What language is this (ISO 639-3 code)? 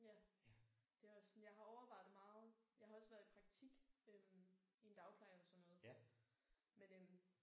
dan